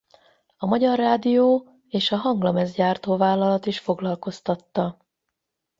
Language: Hungarian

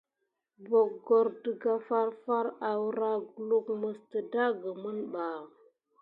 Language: Gidar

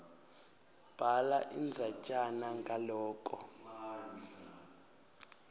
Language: Swati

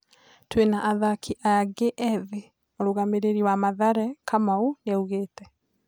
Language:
Kikuyu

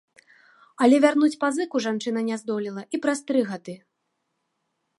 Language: Belarusian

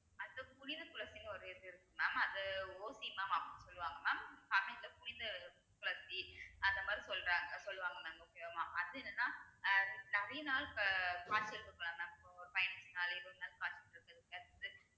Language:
Tamil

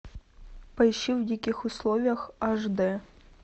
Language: Russian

